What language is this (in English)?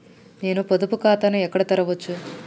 Telugu